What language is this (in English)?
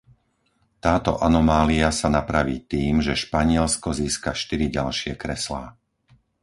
Slovak